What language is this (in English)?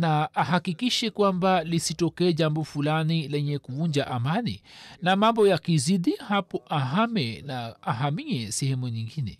Swahili